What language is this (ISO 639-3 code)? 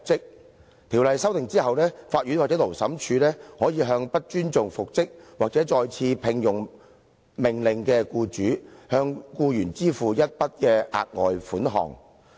yue